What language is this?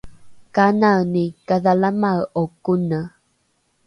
Rukai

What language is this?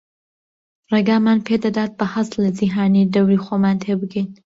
Central Kurdish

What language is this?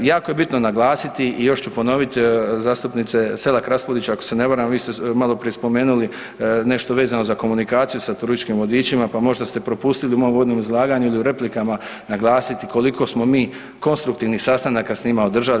Croatian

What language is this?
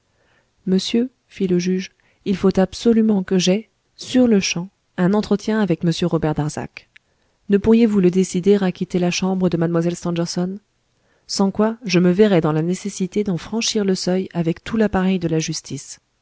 French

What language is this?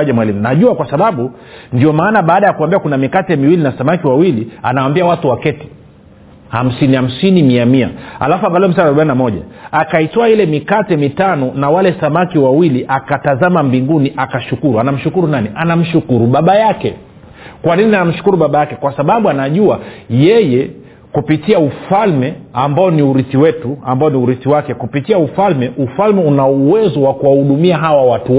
Swahili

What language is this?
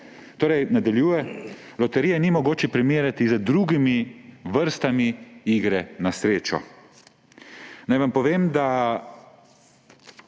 Slovenian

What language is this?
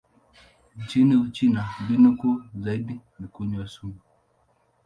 Swahili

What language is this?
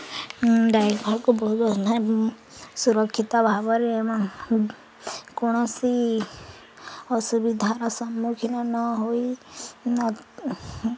Odia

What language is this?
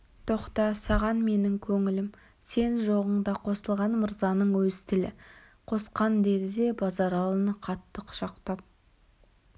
Kazakh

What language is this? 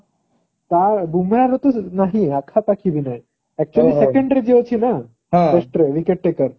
Odia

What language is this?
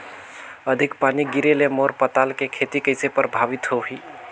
Chhattisgarhi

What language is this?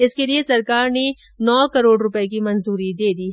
Hindi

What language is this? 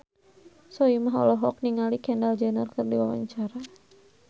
Sundanese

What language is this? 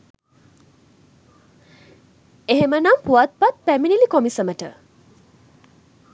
Sinhala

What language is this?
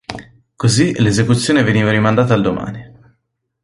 Italian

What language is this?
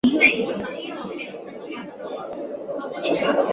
Chinese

